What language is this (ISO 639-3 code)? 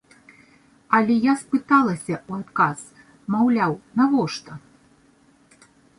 bel